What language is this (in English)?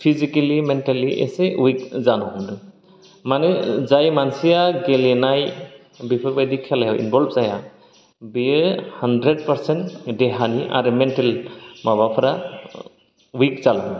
Bodo